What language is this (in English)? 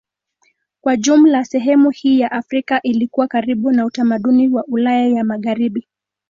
Swahili